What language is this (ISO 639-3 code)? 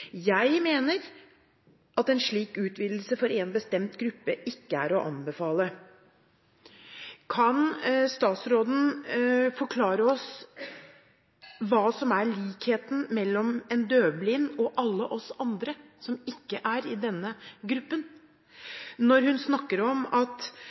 nob